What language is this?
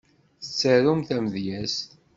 Kabyle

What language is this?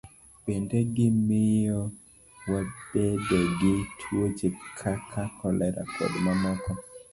Luo (Kenya and Tanzania)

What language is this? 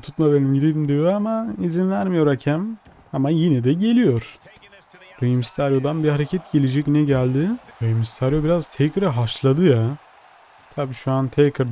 Turkish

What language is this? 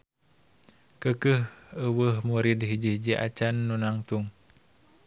Sundanese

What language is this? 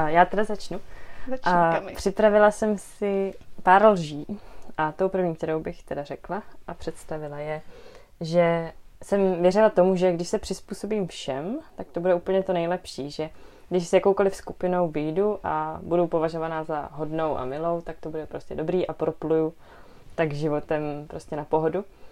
Czech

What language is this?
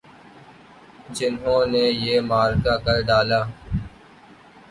Urdu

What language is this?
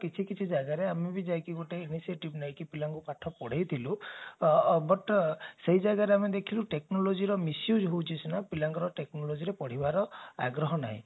Odia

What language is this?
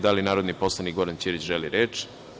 Serbian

